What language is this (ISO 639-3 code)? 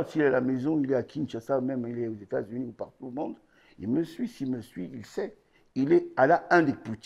fra